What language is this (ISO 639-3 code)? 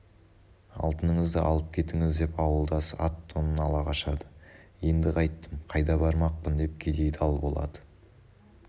kaz